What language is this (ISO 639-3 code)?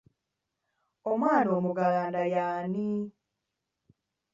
lug